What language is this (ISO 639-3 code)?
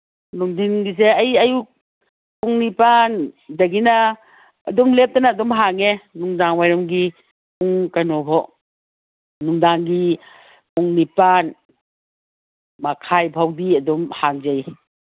mni